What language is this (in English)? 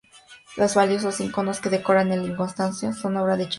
Spanish